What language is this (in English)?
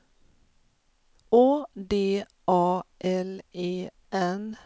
Swedish